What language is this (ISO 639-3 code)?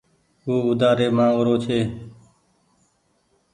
gig